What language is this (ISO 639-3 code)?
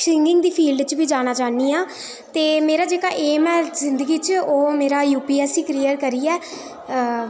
doi